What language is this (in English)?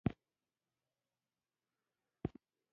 Pashto